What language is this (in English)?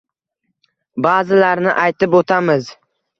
Uzbek